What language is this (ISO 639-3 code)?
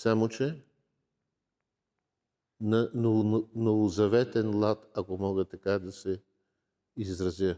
bul